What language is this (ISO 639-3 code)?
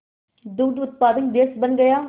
hin